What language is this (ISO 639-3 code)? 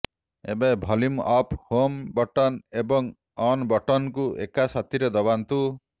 ori